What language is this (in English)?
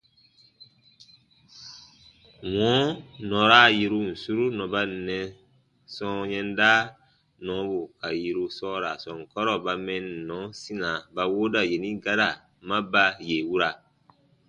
Baatonum